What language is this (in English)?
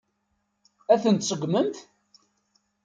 Kabyle